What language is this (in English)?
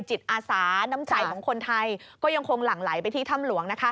Thai